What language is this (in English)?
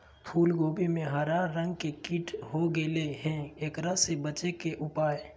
Magahi